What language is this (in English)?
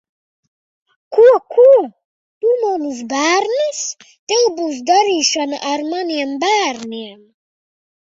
Latvian